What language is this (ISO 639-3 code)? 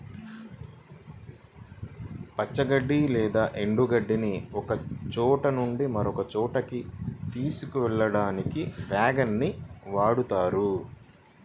tel